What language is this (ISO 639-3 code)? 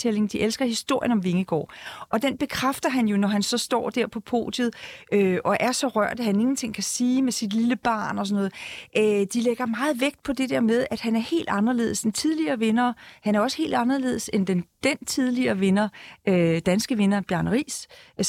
dan